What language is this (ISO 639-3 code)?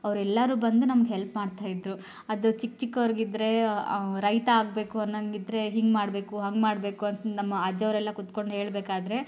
kan